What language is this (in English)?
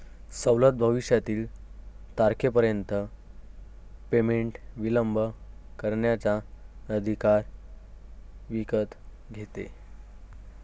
Marathi